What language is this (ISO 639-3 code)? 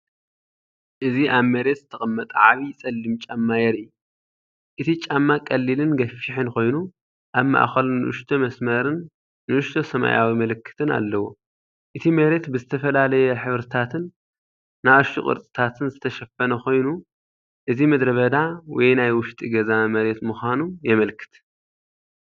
tir